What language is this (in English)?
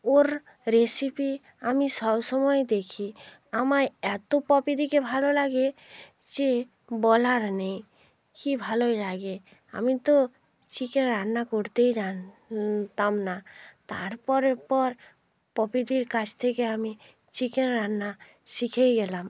Bangla